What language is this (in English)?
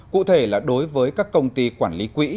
Vietnamese